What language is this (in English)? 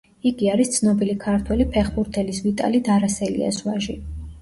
Georgian